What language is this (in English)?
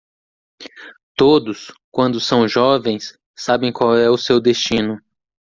Portuguese